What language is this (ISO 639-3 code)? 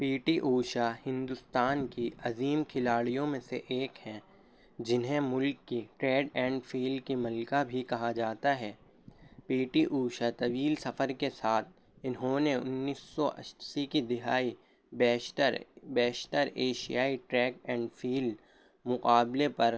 urd